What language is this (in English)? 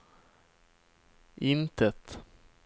Swedish